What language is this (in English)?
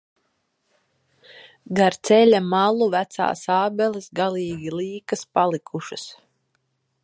Latvian